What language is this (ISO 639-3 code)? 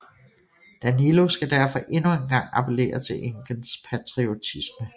dan